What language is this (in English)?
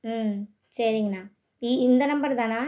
Tamil